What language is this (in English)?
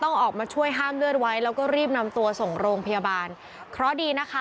Thai